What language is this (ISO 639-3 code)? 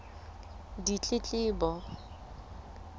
sot